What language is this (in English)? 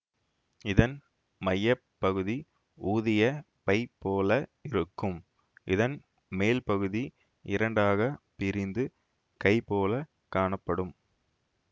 Tamil